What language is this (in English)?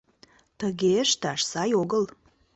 Mari